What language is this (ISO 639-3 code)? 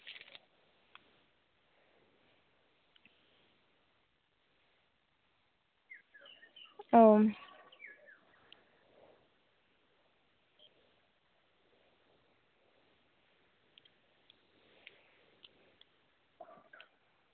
sat